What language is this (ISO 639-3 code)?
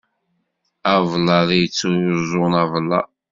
kab